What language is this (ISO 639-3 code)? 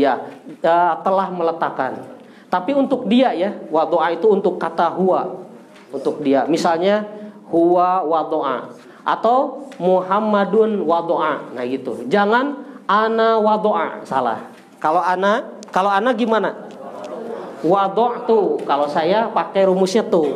ind